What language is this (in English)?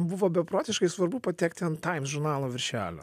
Lithuanian